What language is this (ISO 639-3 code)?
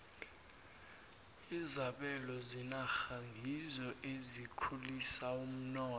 nbl